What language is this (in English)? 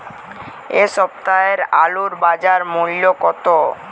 Bangla